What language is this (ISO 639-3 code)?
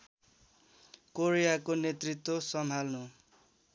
nep